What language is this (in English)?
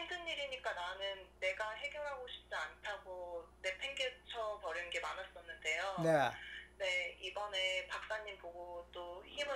Korean